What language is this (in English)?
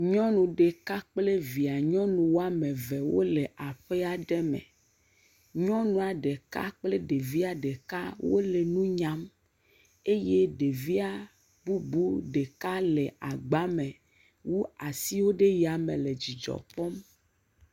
Ewe